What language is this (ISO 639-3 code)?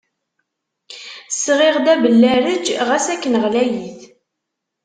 kab